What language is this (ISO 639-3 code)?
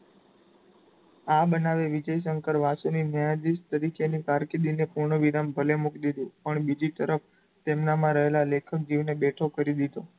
guj